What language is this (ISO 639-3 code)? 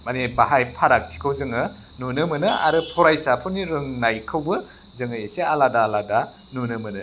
brx